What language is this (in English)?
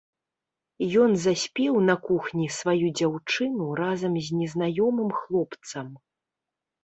Belarusian